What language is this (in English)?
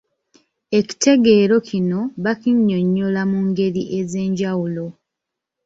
Ganda